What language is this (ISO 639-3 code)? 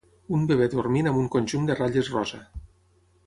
cat